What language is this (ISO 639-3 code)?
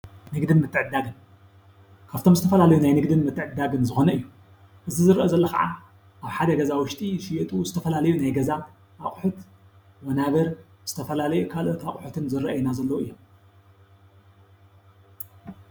tir